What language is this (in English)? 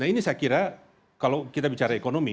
Indonesian